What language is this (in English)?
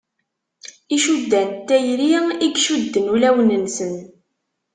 Kabyle